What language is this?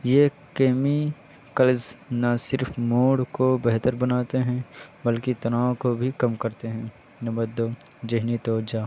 Urdu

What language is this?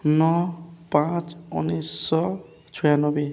Odia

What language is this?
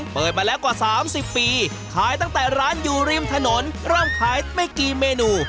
Thai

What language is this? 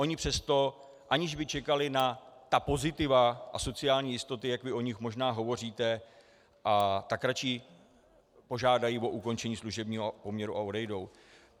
Czech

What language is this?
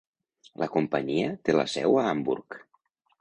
Catalan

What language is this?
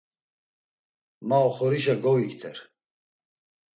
Laz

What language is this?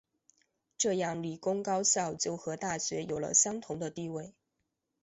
Chinese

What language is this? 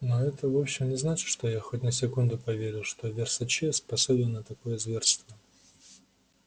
Russian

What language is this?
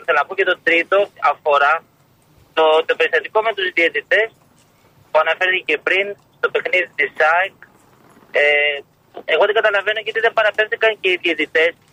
Greek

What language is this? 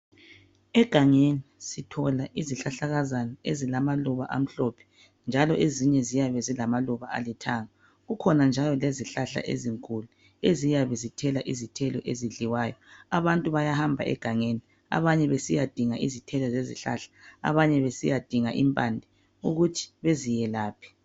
North Ndebele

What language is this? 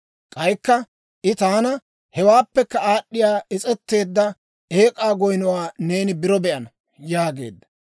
Dawro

